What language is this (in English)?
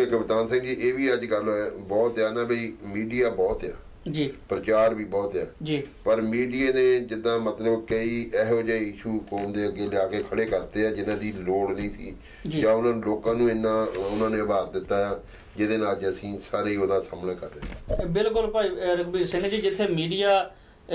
Korean